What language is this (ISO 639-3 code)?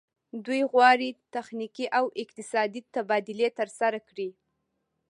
pus